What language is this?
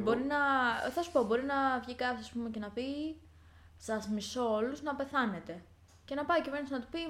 Greek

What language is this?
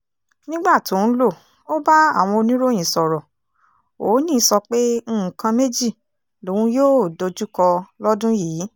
Yoruba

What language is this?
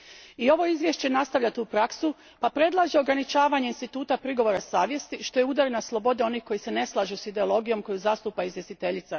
Croatian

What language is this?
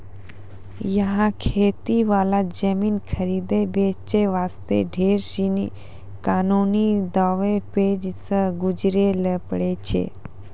Maithili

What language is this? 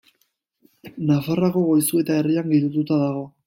Basque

